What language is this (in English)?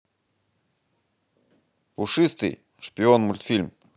Russian